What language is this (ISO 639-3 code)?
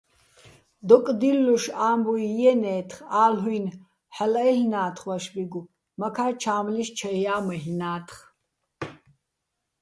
bbl